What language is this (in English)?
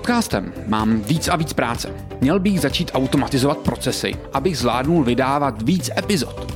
Czech